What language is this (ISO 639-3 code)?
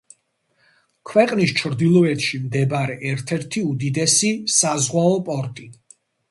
kat